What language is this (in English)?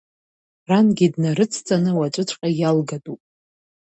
Abkhazian